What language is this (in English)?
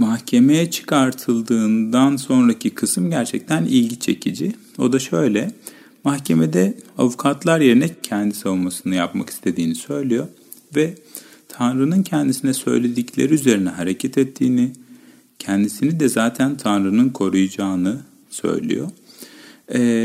Turkish